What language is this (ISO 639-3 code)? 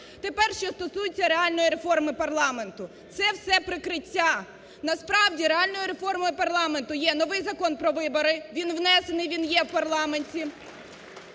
ukr